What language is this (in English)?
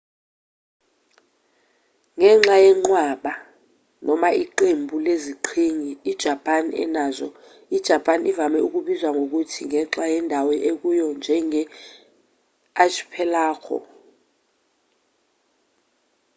Zulu